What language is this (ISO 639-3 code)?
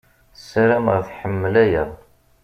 kab